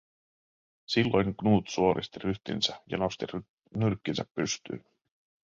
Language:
Finnish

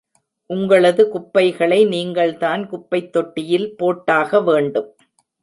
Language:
Tamil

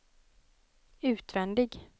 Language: Swedish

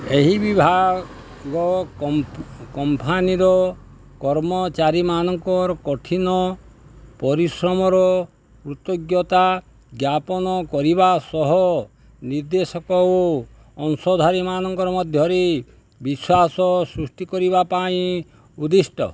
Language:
Odia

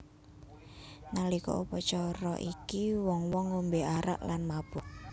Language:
Javanese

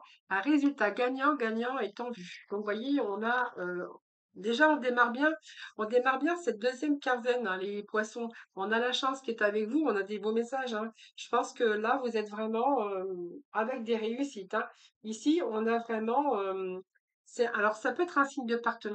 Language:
French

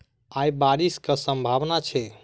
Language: Maithili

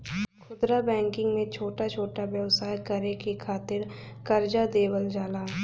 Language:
Bhojpuri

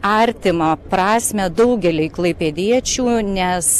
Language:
Lithuanian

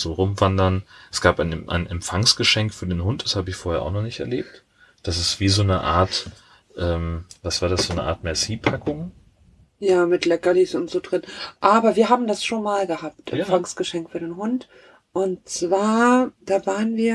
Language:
German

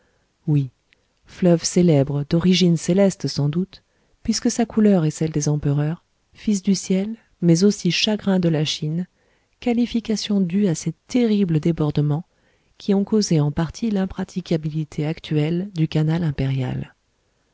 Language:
French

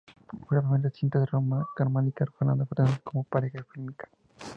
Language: Spanish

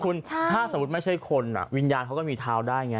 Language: Thai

